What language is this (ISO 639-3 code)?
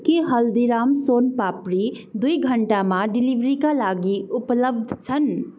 nep